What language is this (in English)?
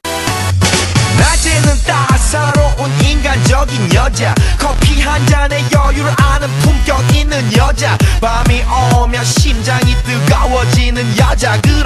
Polish